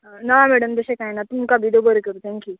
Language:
Konkani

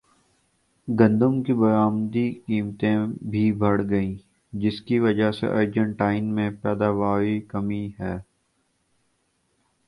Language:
Urdu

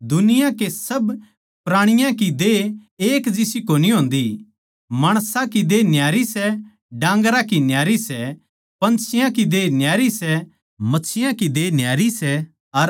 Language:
Haryanvi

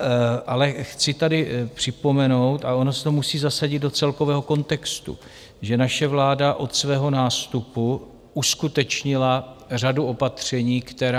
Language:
Czech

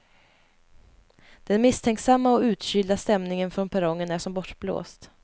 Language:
Swedish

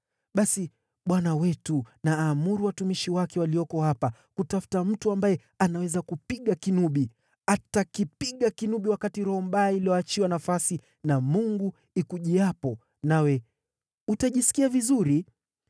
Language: Swahili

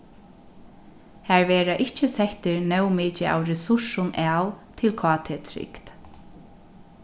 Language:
Faroese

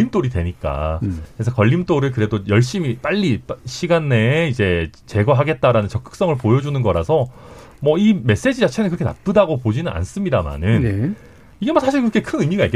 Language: Korean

